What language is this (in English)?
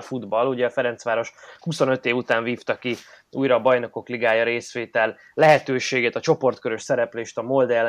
Hungarian